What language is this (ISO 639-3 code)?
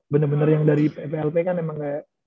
ind